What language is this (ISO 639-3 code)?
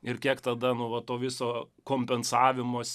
lit